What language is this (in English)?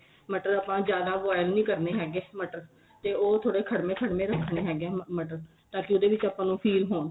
Punjabi